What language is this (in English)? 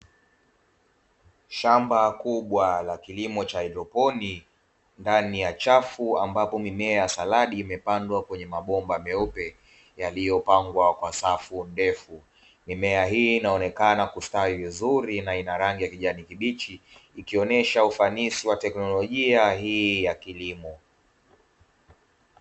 Swahili